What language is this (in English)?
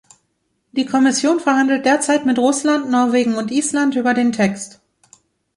German